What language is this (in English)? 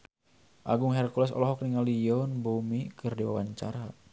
Sundanese